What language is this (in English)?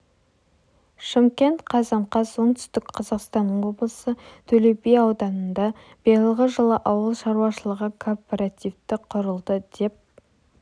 Kazakh